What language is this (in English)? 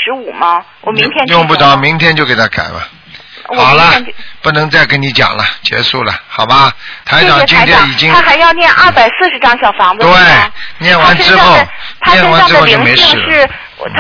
Chinese